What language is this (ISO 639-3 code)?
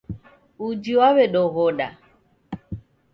dav